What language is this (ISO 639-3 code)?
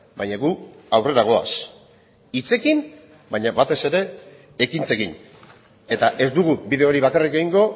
eus